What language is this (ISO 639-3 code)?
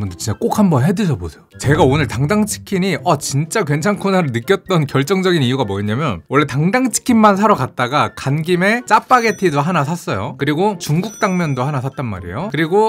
kor